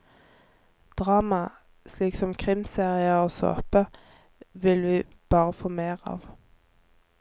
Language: Norwegian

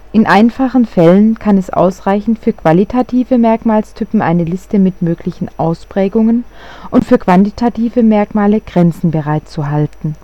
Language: German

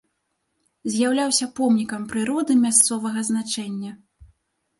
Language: Belarusian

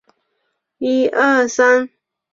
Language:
Chinese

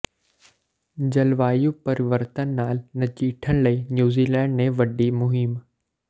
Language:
Punjabi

